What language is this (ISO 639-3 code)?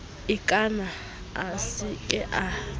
sot